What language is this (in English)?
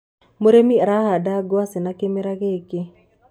Kikuyu